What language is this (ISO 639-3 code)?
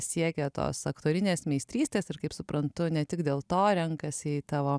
lit